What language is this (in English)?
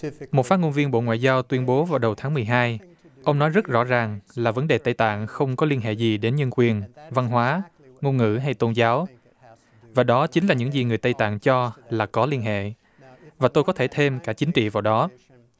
Vietnamese